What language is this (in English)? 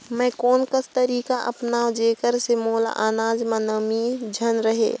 Chhattisgarhi